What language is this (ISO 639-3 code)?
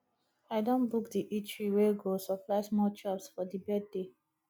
pcm